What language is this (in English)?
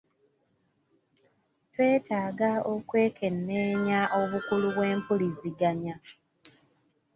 Ganda